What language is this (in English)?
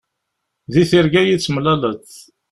Kabyle